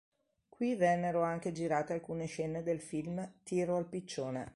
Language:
Italian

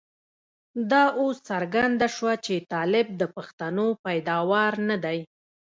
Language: Pashto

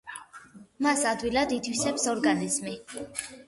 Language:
Georgian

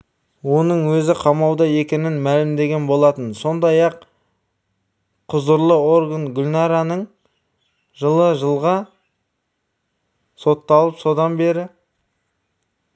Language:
Kazakh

